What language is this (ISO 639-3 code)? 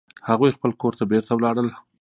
pus